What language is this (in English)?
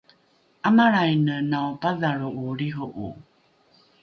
Rukai